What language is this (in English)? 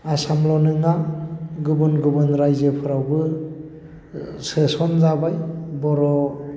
Bodo